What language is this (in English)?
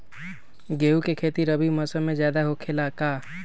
Magahi